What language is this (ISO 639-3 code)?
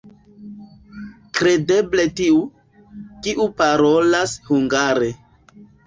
epo